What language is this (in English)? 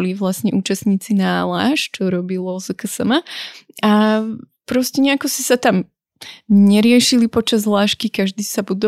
Slovak